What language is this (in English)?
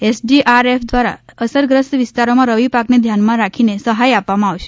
Gujarati